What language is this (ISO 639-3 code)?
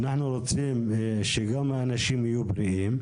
heb